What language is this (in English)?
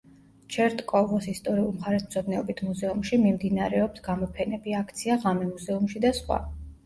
Georgian